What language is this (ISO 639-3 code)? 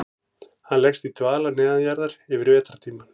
isl